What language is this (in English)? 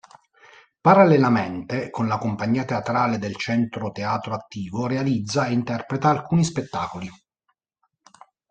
Italian